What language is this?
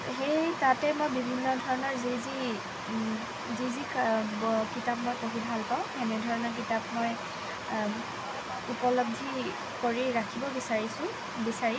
Assamese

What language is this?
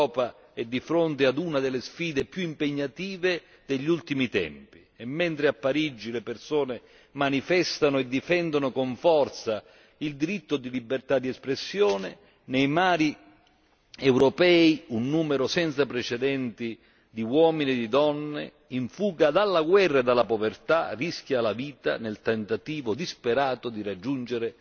Italian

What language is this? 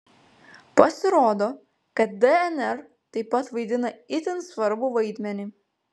Lithuanian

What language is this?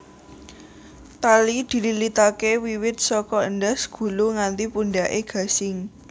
Javanese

